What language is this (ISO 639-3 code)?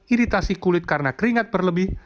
ind